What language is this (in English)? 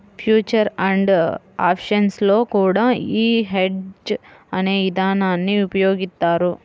Telugu